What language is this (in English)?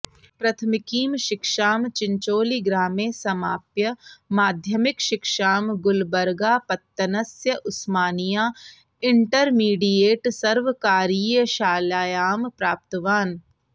Sanskrit